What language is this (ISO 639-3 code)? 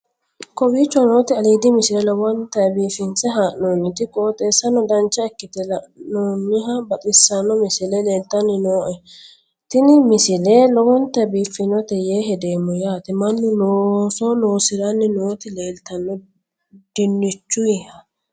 sid